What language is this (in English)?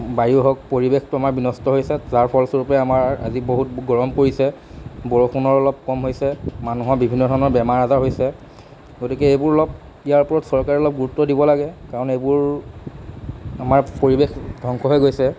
Assamese